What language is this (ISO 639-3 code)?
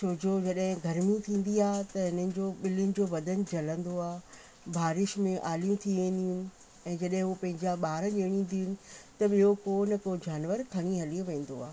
snd